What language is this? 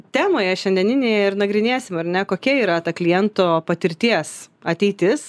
Lithuanian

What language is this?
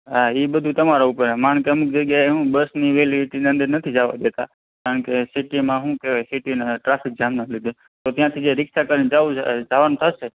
Gujarati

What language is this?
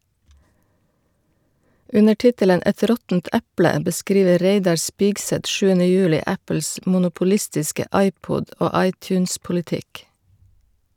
Norwegian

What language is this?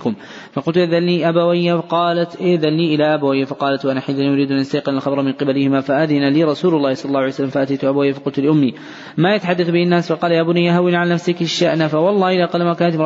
Arabic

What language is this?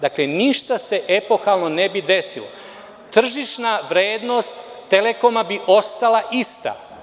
Serbian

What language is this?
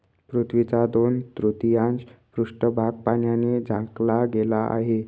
Marathi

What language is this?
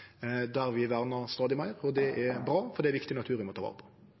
Norwegian Nynorsk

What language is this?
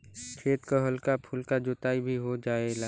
Bhojpuri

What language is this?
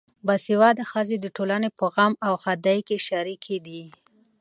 Pashto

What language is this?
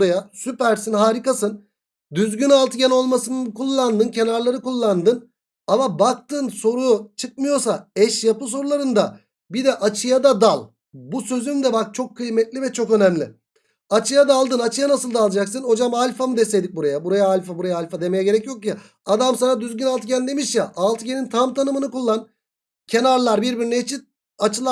Turkish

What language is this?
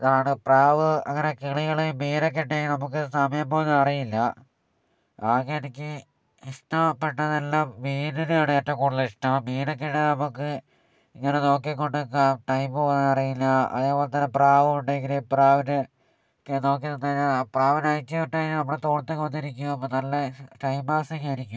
Malayalam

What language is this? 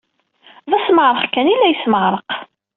Kabyle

